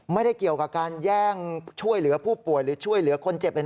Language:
Thai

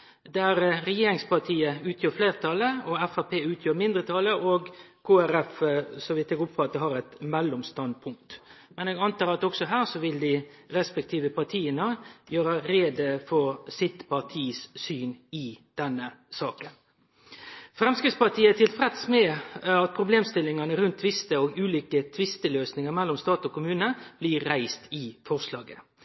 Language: Norwegian Nynorsk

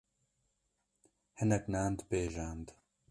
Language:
Kurdish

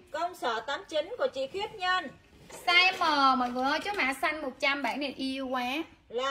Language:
Vietnamese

